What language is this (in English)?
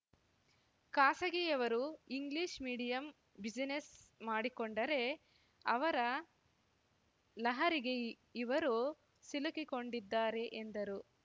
Kannada